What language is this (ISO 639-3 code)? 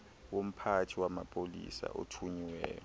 xho